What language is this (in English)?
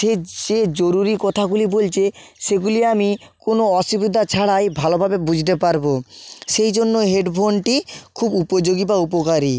Bangla